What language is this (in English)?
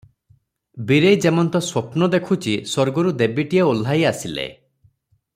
Odia